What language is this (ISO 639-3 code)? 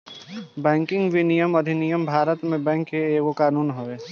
bho